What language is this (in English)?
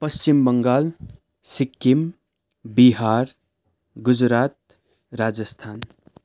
Nepali